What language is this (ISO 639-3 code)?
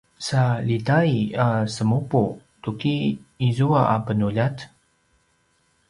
pwn